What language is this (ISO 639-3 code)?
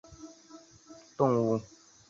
zho